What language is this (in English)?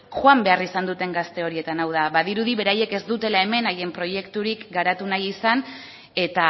Basque